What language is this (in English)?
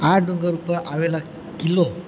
Gujarati